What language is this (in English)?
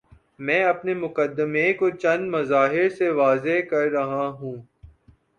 Urdu